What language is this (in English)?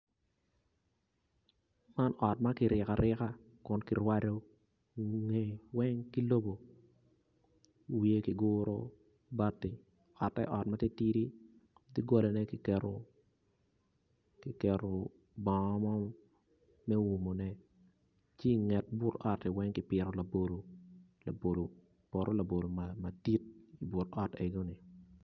Acoli